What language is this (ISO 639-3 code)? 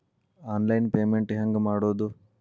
kan